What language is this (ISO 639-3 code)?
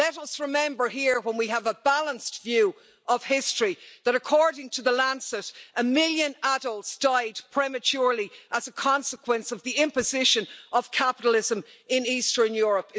eng